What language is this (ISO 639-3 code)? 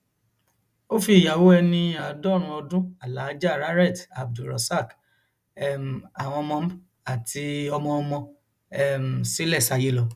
yor